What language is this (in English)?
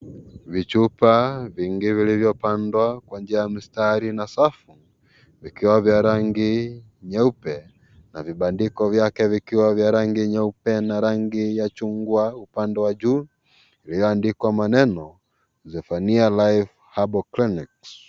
Swahili